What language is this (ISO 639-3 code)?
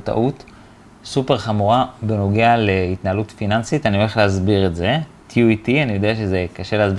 heb